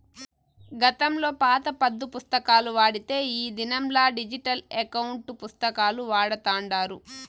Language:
Telugu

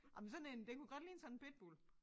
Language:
Danish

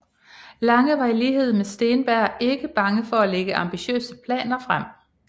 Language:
Danish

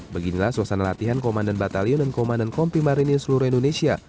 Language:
Indonesian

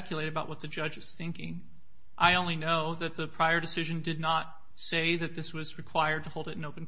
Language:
English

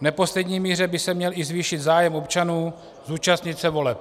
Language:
Czech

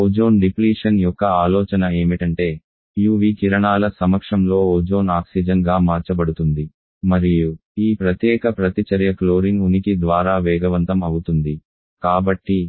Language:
Telugu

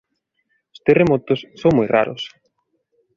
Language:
Galician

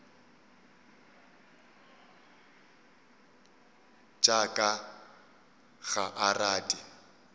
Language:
Northern Sotho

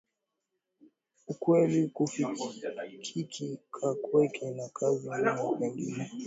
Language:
Swahili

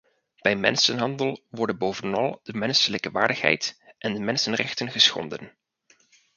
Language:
Dutch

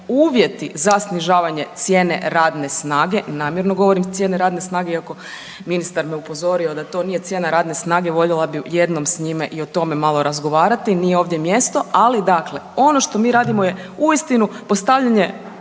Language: Croatian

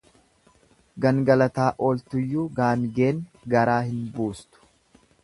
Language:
Oromo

